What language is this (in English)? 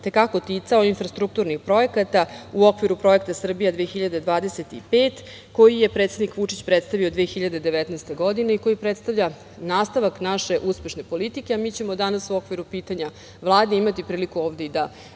Serbian